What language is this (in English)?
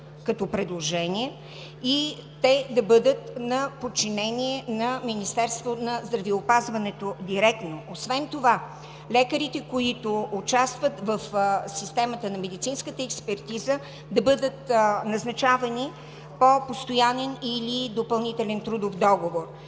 Bulgarian